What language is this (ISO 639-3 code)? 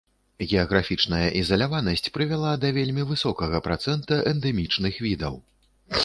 bel